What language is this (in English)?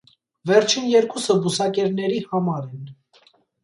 Armenian